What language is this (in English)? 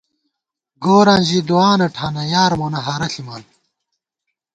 Gawar-Bati